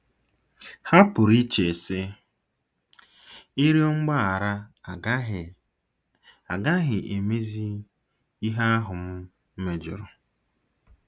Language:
Igbo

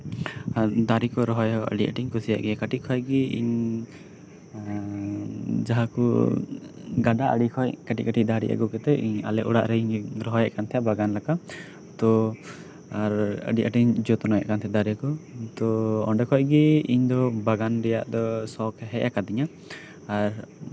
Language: Santali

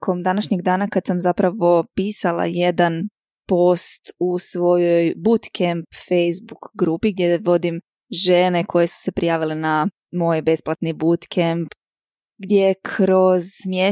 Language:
Croatian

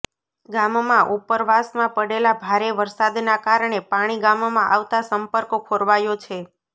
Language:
Gujarati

